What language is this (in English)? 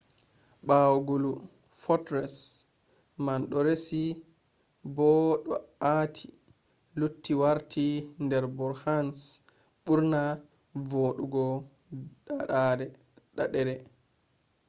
Fula